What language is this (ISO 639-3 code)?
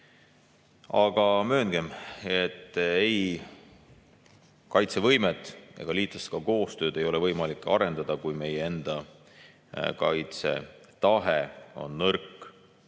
est